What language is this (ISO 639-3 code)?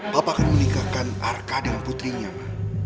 ind